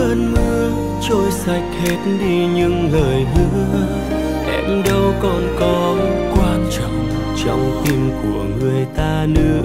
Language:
Vietnamese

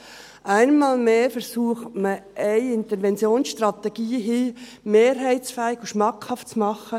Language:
Swiss German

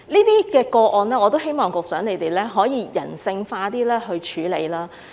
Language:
Cantonese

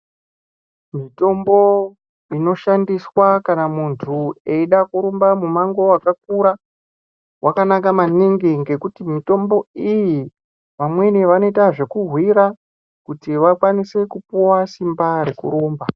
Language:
Ndau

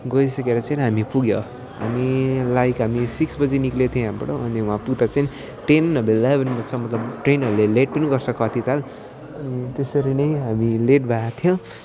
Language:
Nepali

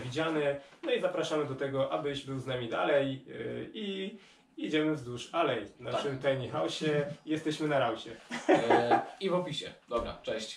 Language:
Polish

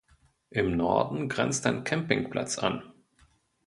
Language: German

